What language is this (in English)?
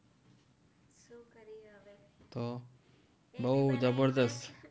Gujarati